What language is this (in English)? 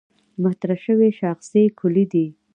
Pashto